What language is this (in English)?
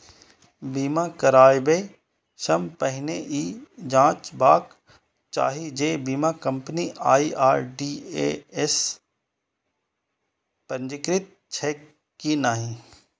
Maithili